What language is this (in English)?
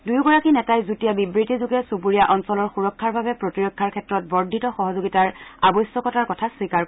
Assamese